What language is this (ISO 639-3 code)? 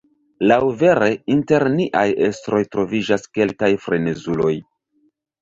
epo